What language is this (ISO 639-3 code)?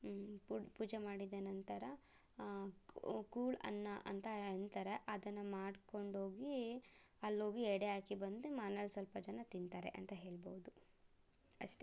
kan